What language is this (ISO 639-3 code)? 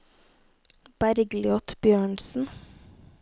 nor